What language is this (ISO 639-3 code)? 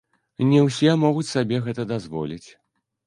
bel